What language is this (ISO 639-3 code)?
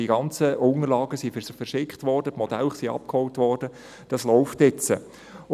gsw